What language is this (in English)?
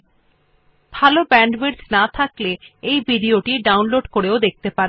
Bangla